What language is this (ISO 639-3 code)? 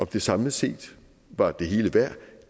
dan